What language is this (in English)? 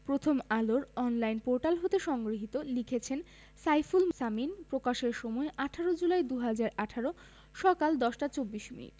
Bangla